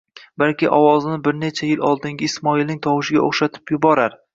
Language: Uzbek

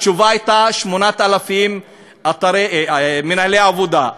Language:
Hebrew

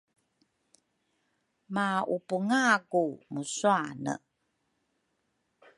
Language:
Rukai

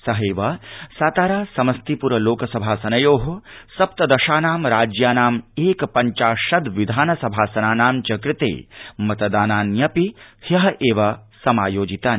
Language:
Sanskrit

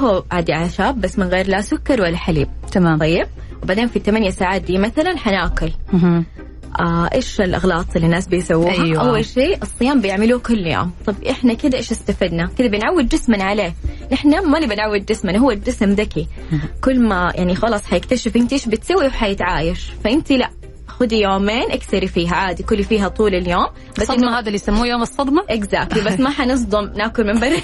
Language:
Arabic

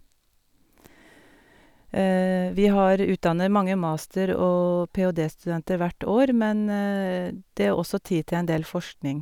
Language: Norwegian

